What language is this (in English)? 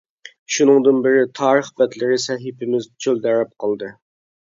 Uyghur